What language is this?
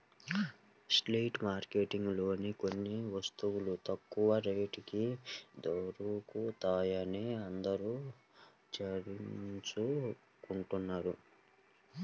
Telugu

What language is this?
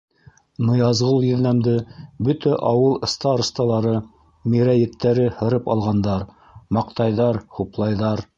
Bashkir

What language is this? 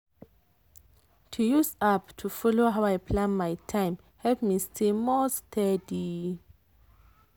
Nigerian Pidgin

